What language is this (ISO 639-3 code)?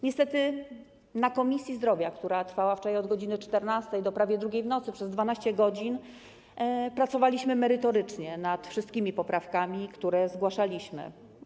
pol